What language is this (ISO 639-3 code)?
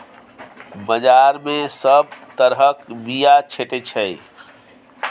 mai